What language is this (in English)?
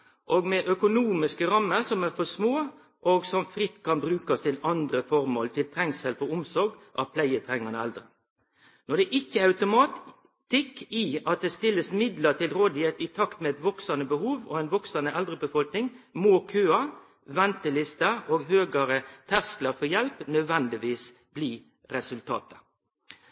Norwegian Nynorsk